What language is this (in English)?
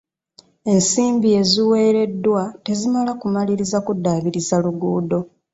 Ganda